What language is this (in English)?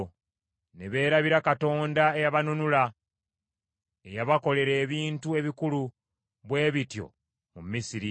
Ganda